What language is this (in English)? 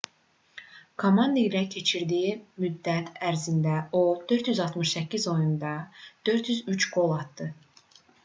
Azerbaijani